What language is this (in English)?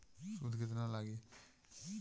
Bhojpuri